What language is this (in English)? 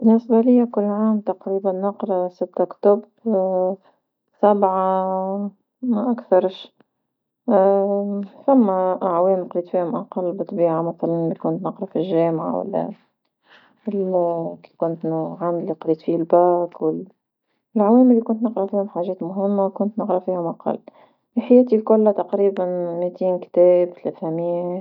Tunisian Arabic